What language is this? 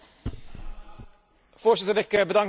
Dutch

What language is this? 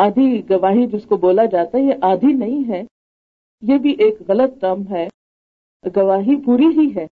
Urdu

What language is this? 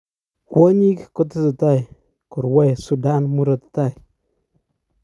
Kalenjin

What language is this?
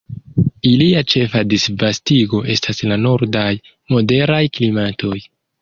Esperanto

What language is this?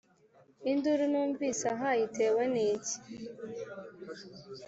Kinyarwanda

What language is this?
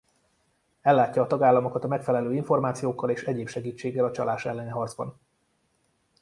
Hungarian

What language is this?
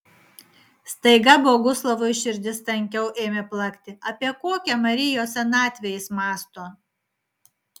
Lithuanian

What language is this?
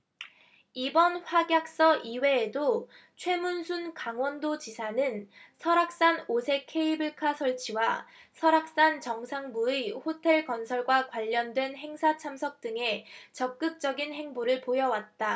Korean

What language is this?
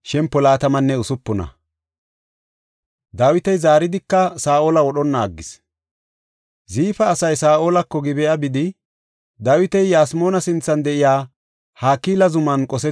Gofa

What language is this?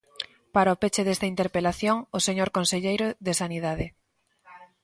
Galician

